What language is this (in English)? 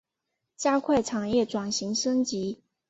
Chinese